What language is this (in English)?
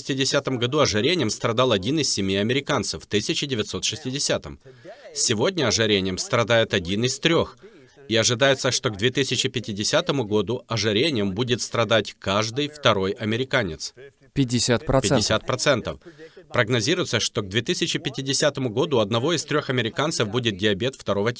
Russian